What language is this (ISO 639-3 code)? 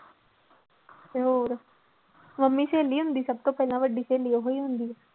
pan